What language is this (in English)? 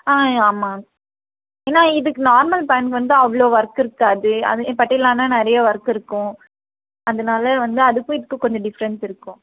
Tamil